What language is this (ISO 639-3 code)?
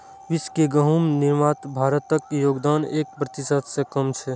mai